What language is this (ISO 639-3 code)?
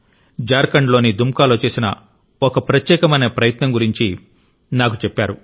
tel